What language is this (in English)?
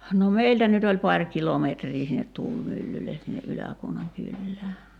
Finnish